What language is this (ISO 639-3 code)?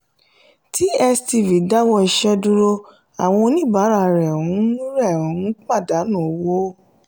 yor